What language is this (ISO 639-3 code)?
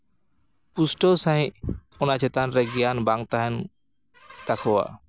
sat